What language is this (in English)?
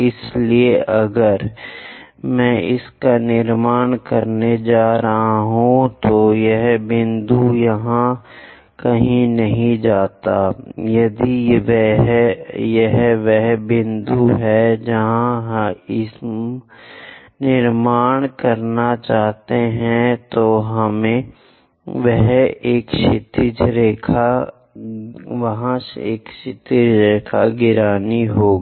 Hindi